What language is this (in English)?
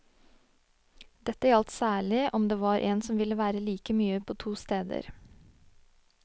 Norwegian